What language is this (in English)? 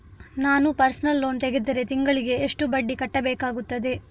Kannada